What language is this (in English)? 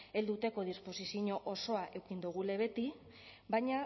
Basque